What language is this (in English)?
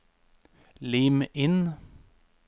Norwegian